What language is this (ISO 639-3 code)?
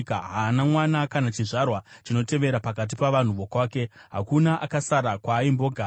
sna